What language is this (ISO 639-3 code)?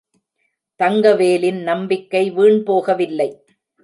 tam